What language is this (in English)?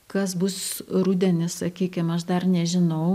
Lithuanian